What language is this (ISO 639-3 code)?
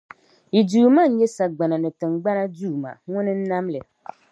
dag